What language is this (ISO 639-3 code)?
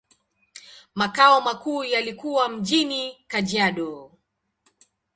swa